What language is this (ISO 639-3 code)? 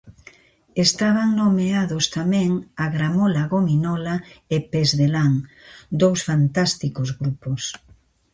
glg